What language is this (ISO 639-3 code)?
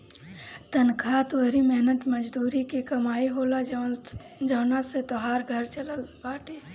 bho